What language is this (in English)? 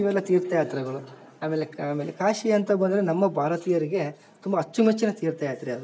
Kannada